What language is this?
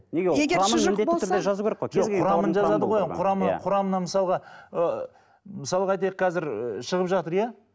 Kazakh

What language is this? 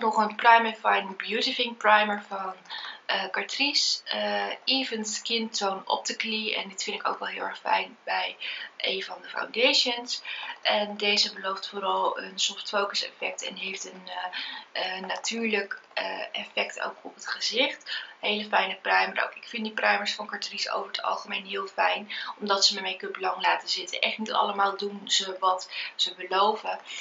Dutch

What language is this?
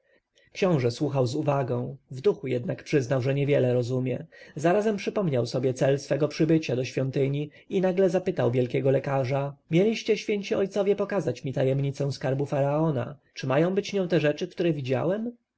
Polish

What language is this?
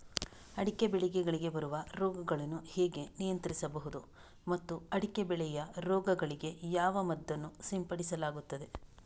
Kannada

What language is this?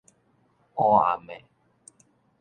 Min Nan Chinese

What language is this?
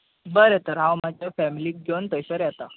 Konkani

